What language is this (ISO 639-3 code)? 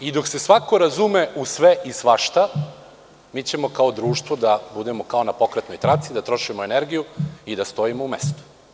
srp